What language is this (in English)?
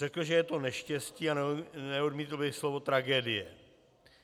Czech